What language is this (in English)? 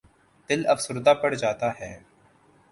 Urdu